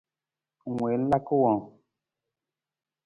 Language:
Nawdm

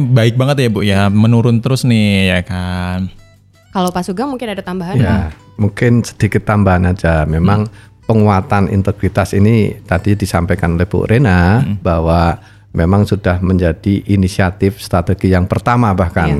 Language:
Indonesian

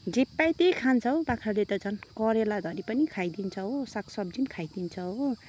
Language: Nepali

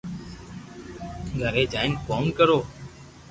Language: Loarki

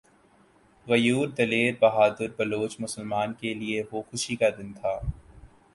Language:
Urdu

